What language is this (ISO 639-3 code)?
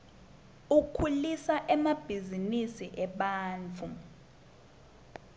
ssw